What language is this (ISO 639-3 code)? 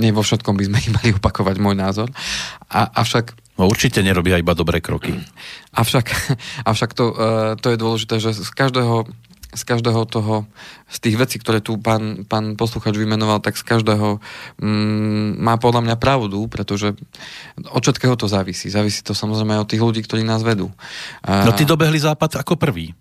slk